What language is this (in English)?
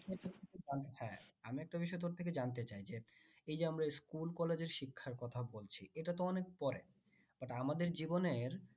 Bangla